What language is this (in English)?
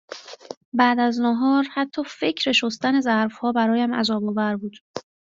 Persian